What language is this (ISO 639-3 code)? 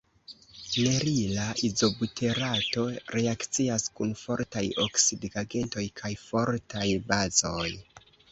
epo